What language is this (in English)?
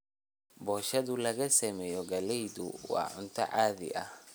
Somali